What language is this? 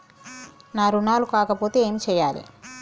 Telugu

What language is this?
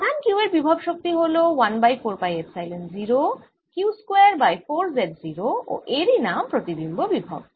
Bangla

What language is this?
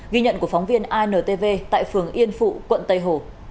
Vietnamese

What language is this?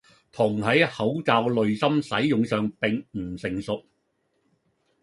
Cantonese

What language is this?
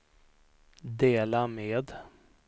Swedish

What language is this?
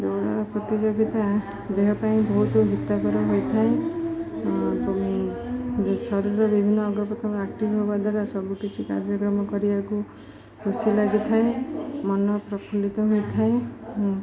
Odia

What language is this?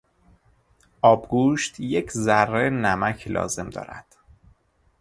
Persian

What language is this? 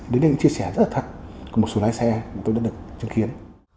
Vietnamese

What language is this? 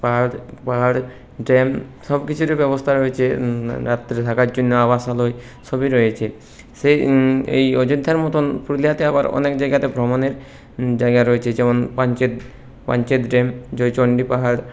Bangla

